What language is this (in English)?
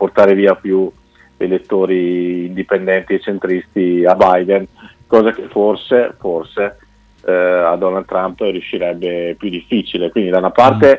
Italian